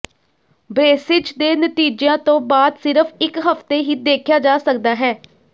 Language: Punjabi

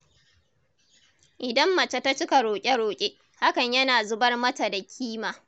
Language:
Hausa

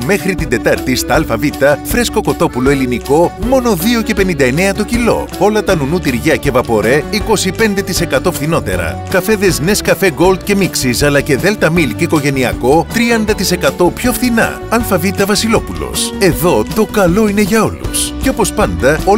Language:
Greek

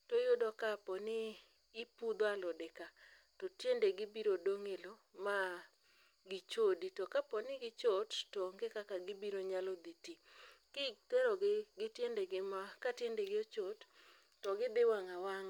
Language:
Luo (Kenya and Tanzania)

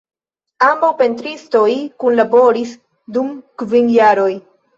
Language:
Esperanto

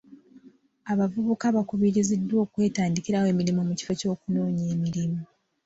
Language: Ganda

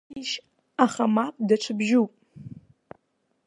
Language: Abkhazian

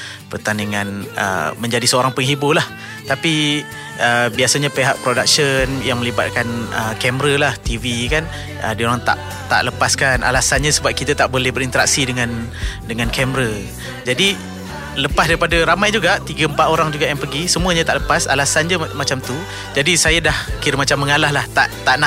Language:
Malay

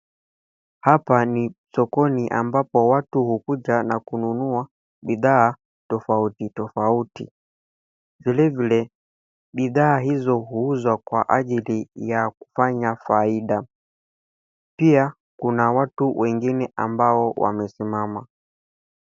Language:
Swahili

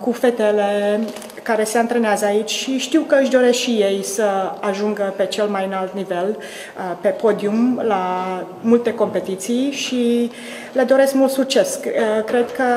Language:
Romanian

